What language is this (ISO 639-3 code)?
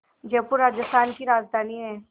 hin